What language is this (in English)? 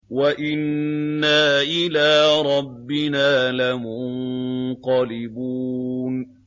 Arabic